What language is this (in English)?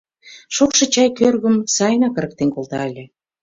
Mari